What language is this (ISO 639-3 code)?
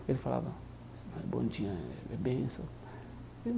por